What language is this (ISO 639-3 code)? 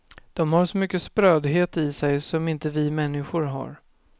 swe